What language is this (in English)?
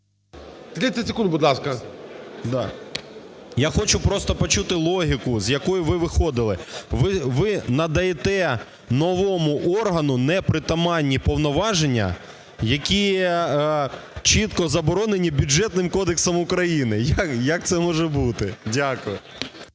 Ukrainian